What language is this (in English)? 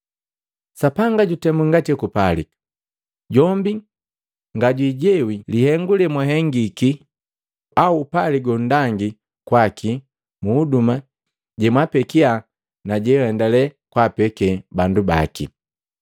Matengo